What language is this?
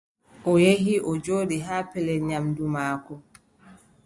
Adamawa Fulfulde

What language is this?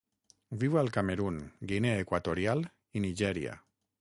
Catalan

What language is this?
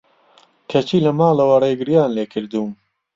Central Kurdish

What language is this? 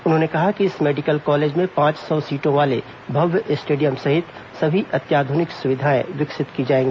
Hindi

